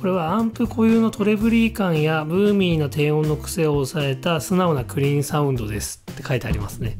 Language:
Japanese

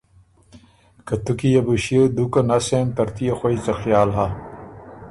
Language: Ormuri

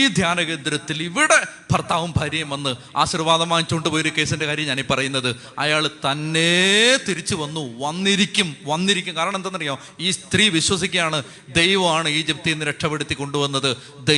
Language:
Malayalam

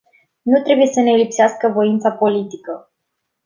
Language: Romanian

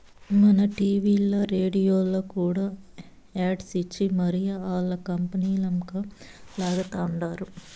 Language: Telugu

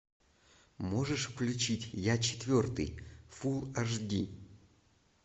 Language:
Russian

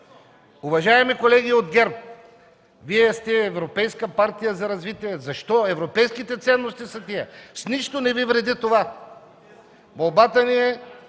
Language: Bulgarian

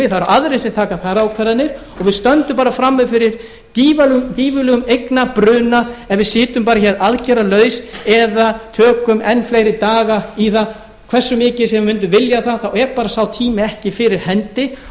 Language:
Icelandic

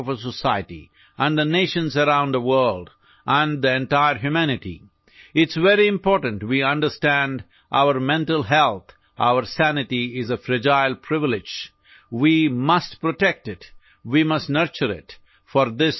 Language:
Assamese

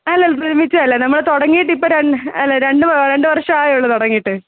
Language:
Malayalam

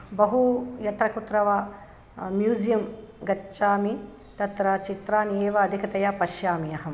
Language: Sanskrit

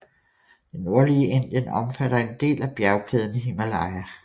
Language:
Danish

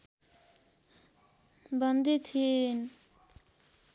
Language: Nepali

